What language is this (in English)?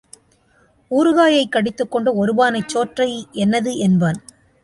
Tamil